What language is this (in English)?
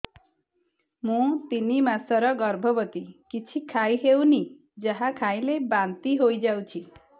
Odia